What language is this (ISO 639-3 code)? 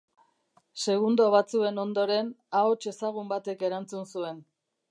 eus